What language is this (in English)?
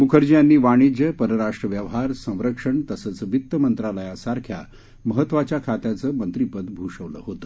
Marathi